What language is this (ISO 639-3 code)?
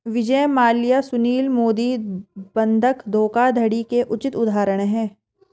hin